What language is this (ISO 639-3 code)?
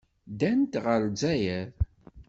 kab